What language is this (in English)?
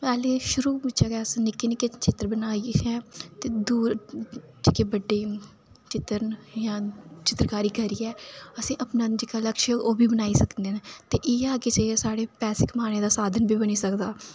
Dogri